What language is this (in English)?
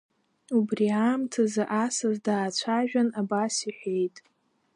Abkhazian